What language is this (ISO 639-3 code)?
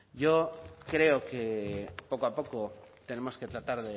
spa